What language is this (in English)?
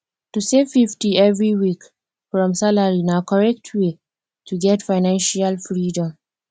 Nigerian Pidgin